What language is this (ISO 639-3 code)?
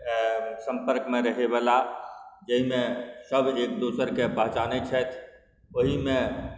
mai